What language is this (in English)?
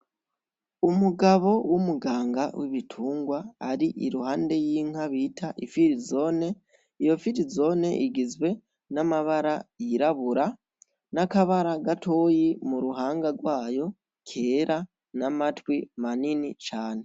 Rundi